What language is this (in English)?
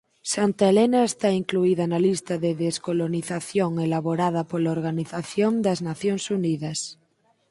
Galician